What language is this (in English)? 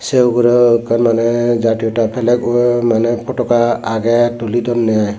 Chakma